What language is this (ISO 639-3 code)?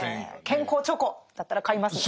jpn